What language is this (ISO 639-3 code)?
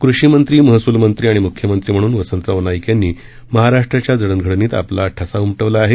mar